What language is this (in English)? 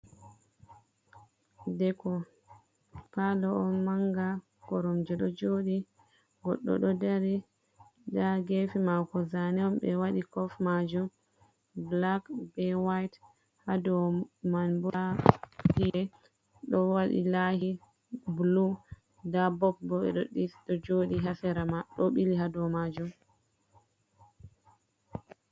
Fula